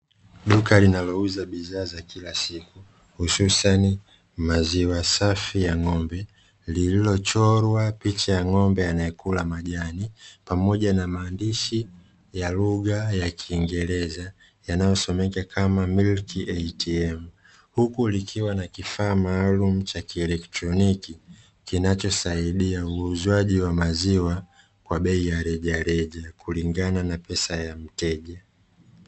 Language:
Swahili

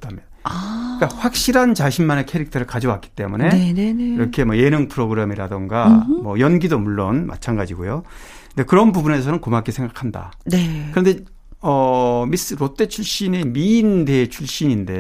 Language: Korean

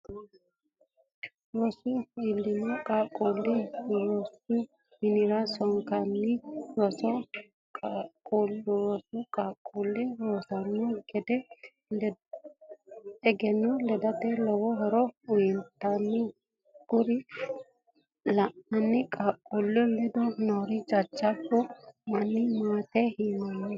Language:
Sidamo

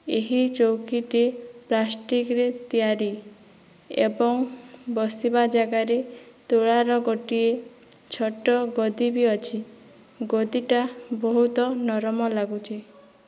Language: Odia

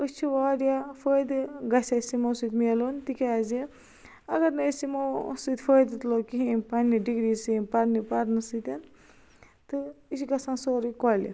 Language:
Kashmiri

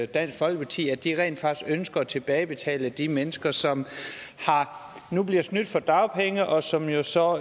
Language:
Danish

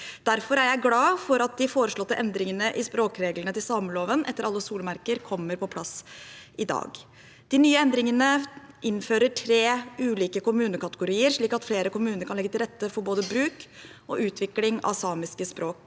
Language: Norwegian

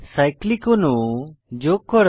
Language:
Bangla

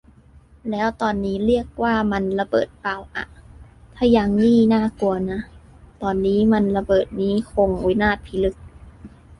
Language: Thai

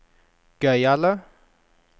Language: Norwegian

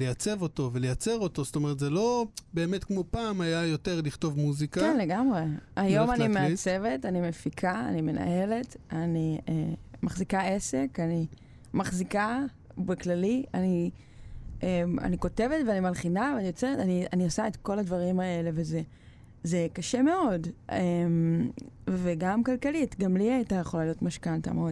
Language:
Hebrew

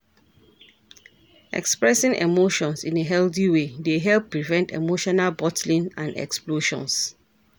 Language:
Nigerian Pidgin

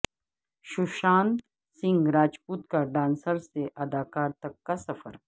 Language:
Urdu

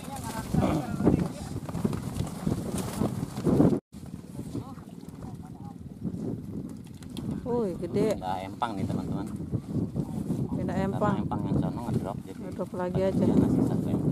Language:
Indonesian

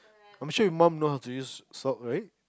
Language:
English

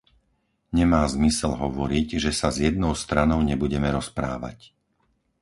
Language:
Slovak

